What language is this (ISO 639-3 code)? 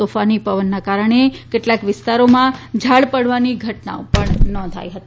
guj